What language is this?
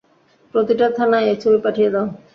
Bangla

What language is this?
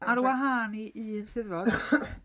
Welsh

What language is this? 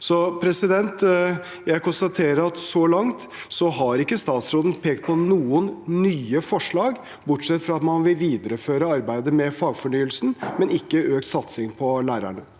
Norwegian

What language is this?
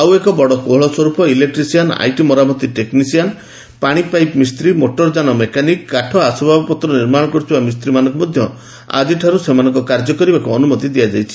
Odia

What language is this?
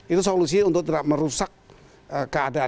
Indonesian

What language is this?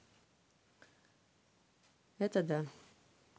Russian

